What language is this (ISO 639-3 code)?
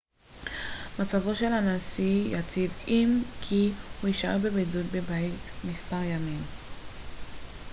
heb